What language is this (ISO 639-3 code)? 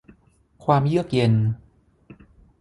tha